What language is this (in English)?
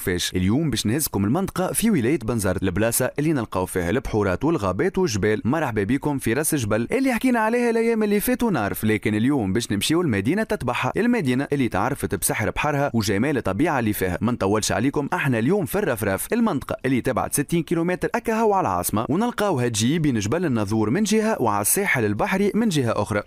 Arabic